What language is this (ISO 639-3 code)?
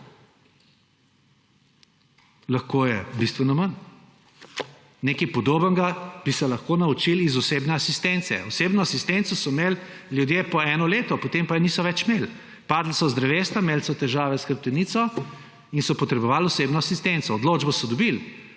slv